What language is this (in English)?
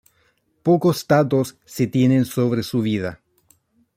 Spanish